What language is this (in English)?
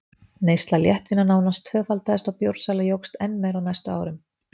Icelandic